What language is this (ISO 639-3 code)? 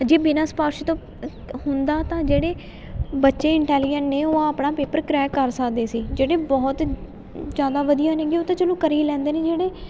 pan